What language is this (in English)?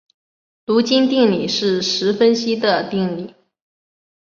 Chinese